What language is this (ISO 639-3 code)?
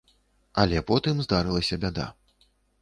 bel